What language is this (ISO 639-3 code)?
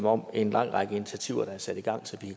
dan